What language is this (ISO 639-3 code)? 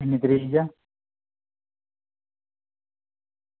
doi